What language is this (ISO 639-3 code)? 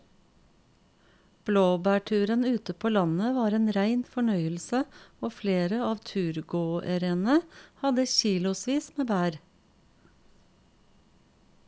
nor